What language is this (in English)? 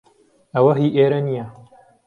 Central Kurdish